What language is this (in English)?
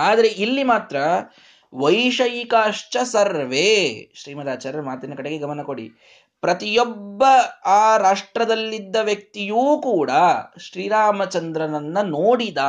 Kannada